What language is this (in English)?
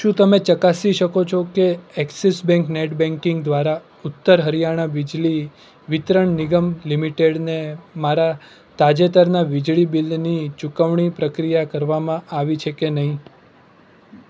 Gujarati